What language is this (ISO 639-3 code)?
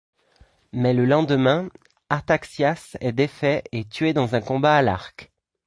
fra